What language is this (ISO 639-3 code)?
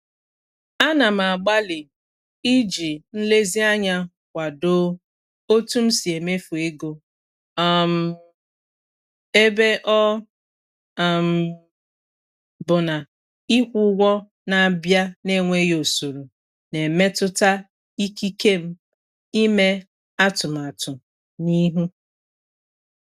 ibo